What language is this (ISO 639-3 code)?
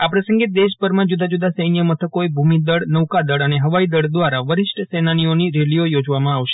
guj